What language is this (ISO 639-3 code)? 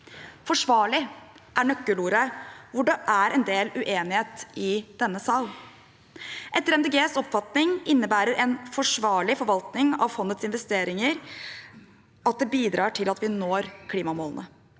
nor